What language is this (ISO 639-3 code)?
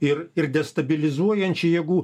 lit